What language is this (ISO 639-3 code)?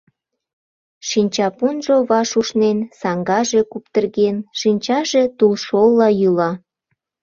chm